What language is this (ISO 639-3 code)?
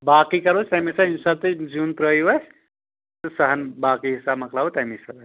kas